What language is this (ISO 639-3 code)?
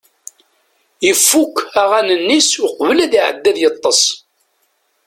kab